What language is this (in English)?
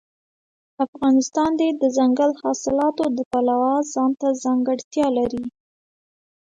Pashto